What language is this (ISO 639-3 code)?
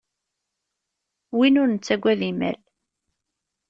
kab